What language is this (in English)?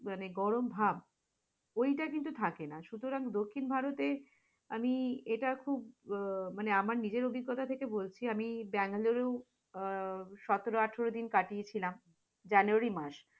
Bangla